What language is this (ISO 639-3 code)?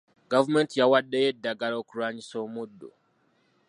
lug